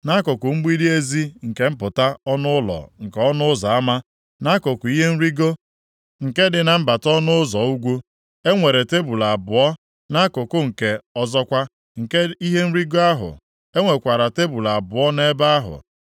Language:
Igbo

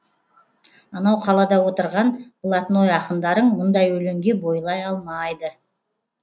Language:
Kazakh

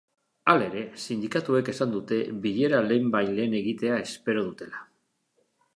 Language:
Basque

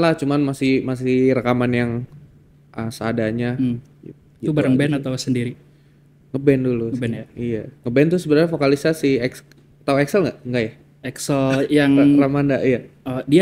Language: Indonesian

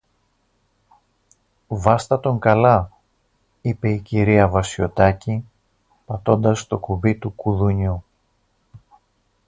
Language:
Greek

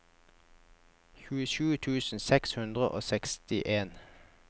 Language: Norwegian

